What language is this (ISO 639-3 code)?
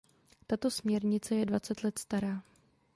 ces